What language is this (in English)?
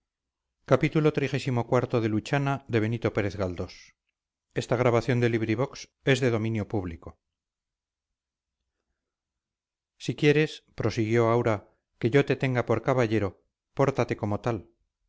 Spanish